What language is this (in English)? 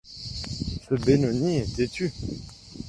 French